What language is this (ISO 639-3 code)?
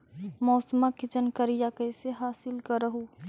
mag